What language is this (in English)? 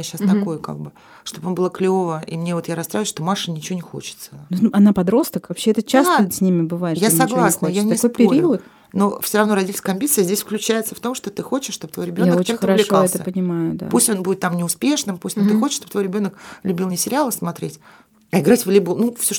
Russian